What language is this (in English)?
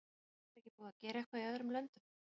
Icelandic